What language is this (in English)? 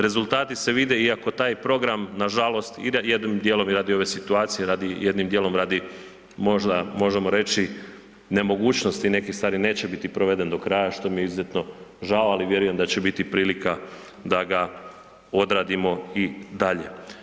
Croatian